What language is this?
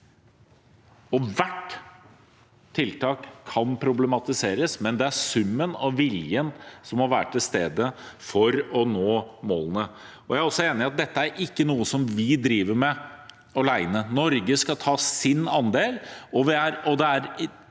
Norwegian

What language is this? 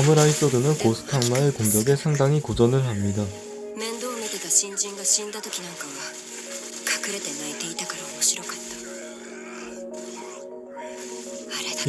Korean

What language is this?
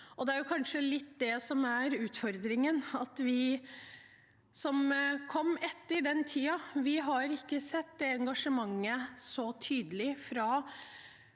Norwegian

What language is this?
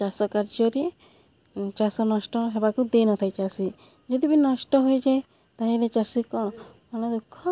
Odia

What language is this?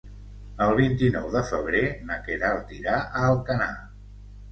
Catalan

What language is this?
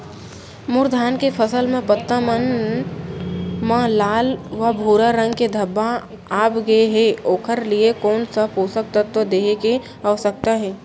Chhattisgarhi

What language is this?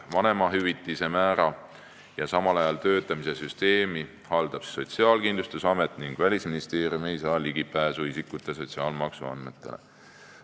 Estonian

